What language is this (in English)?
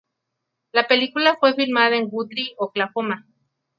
Spanish